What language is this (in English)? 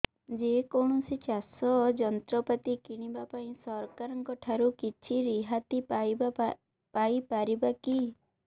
Odia